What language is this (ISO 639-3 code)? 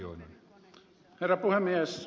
fin